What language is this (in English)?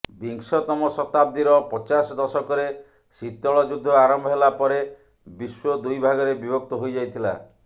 Odia